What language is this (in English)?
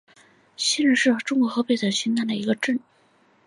Chinese